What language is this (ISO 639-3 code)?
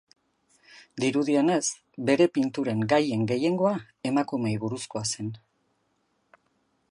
eus